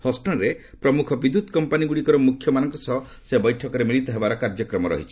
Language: Odia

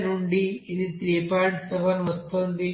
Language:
Telugu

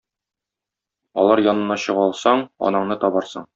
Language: Tatar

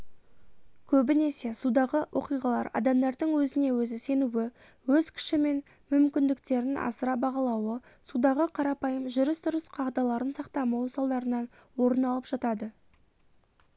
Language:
Kazakh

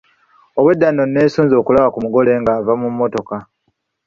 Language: Ganda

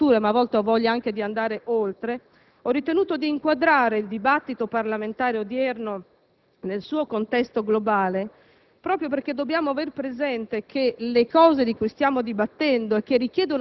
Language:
Italian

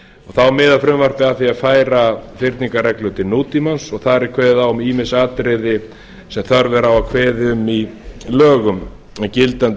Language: Icelandic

